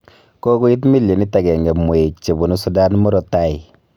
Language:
Kalenjin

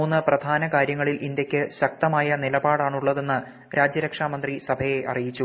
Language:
Malayalam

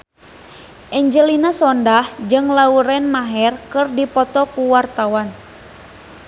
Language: Sundanese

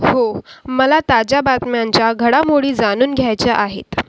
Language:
Marathi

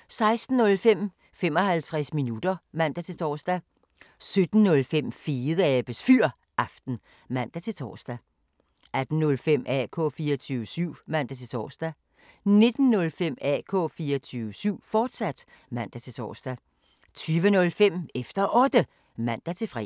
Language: Danish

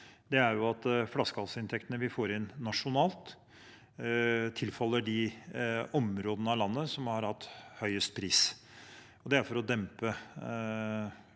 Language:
Norwegian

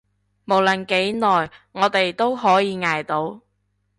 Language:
Cantonese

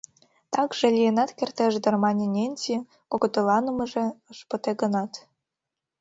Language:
Mari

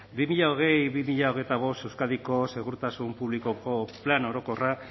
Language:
Basque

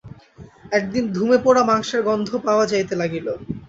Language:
Bangla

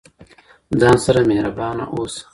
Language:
Pashto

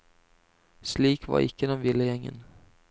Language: Norwegian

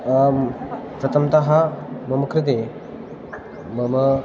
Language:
Sanskrit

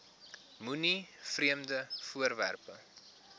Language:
Afrikaans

